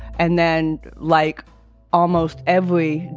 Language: English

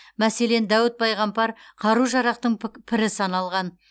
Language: Kazakh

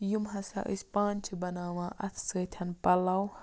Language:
Kashmiri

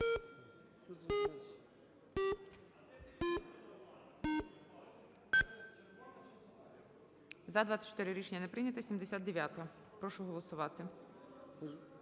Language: Ukrainian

